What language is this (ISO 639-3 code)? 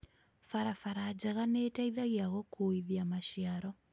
kik